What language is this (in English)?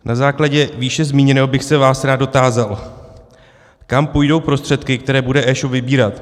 Czech